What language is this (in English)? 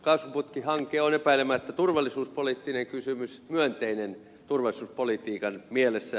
Finnish